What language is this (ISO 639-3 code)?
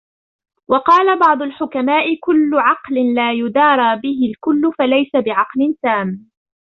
ara